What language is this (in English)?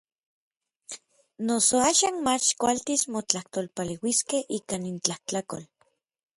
Orizaba Nahuatl